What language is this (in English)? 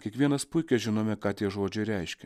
Lithuanian